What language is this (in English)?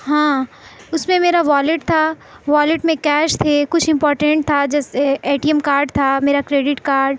Urdu